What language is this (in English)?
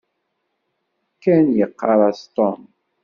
Kabyle